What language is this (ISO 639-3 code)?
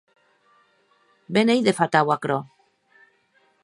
oci